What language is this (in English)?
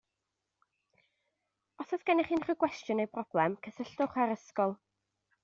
Welsh